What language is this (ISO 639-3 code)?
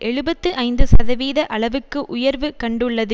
tam